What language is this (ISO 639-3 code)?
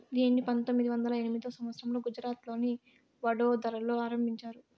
tel